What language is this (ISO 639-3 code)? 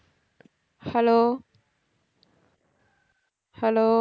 tam